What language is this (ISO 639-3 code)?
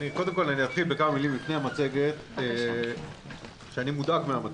heb